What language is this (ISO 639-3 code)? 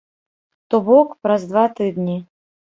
bel